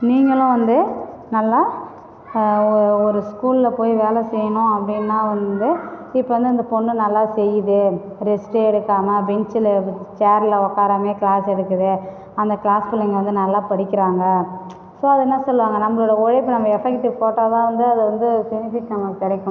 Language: Tamil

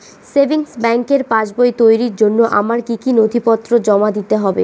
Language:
Bangla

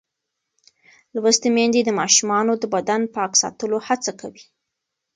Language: Pashto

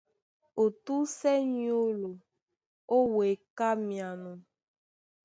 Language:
Duala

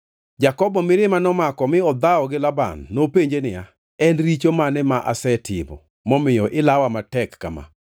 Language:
Luo (Kenya and Tanzania)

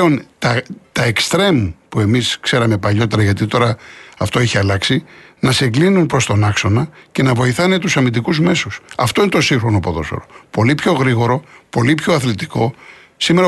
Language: Greek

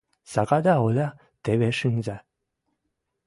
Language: Western Mari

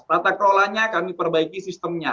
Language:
Indonesian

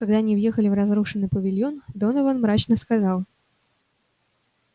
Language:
Russian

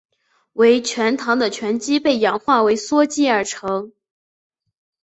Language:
Chinese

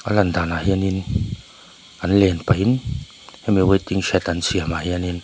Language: Mizo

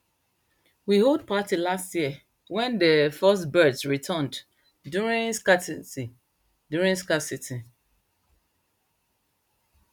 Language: Nigerian Pidgin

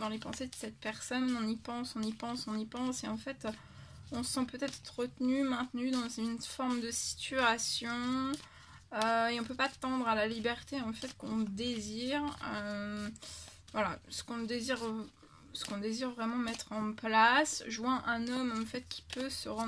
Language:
French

